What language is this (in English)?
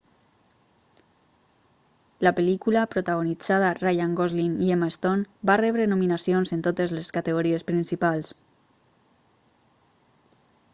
Catalan